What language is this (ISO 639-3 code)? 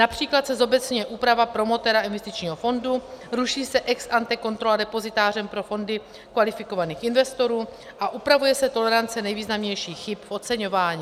ces